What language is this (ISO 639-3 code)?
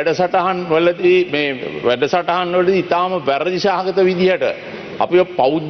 ind